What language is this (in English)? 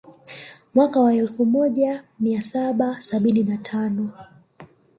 Swahili